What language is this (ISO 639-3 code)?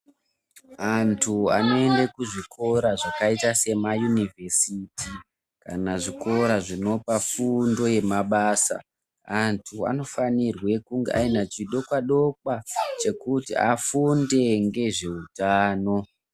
ndc